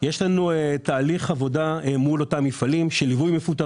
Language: Hebrew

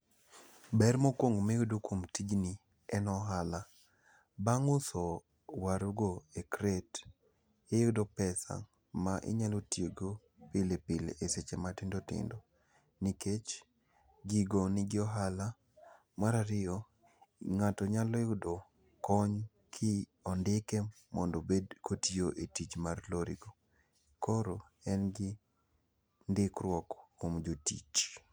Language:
Luo (Kenya and Tanzania)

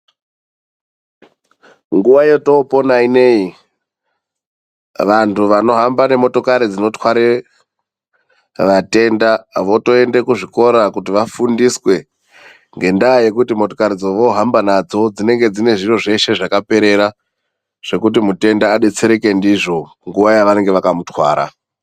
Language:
Ndau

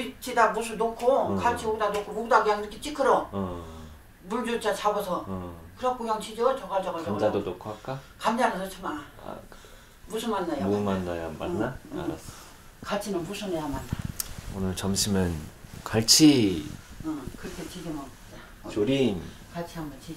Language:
Korean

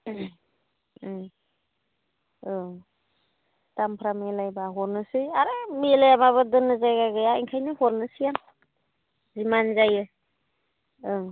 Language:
Bodo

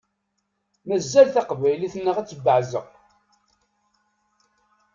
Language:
Kabyle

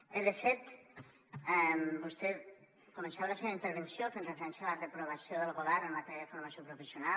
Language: Catalan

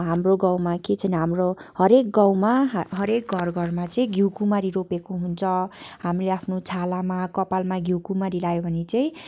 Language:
Nepali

